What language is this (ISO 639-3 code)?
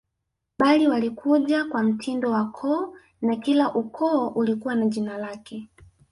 swa